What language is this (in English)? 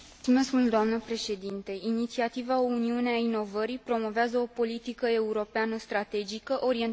Romanian